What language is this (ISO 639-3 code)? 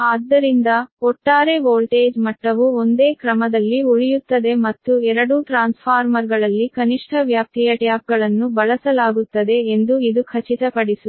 kan